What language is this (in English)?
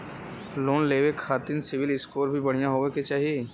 Bhojpuri